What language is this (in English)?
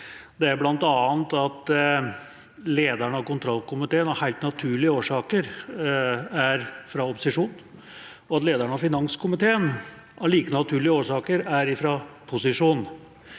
Norwegian